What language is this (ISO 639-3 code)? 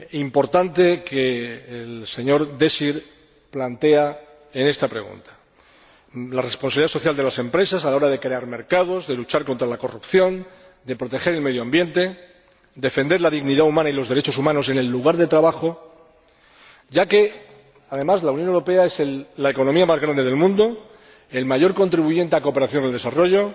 spa